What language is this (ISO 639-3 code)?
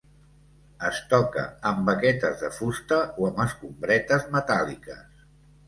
cat